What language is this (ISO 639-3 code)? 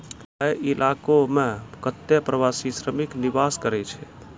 mai